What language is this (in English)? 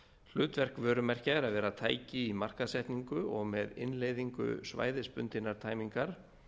Icelandic